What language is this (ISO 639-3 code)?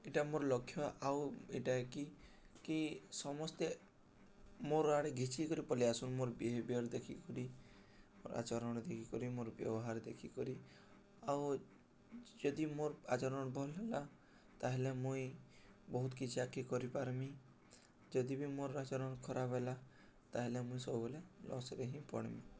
ori